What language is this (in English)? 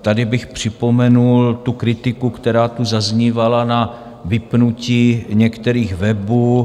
Czech